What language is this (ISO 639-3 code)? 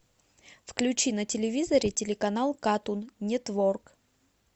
rus